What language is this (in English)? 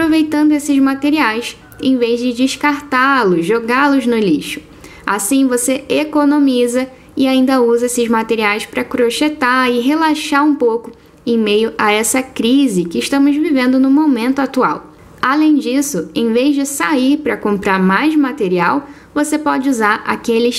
Portuguese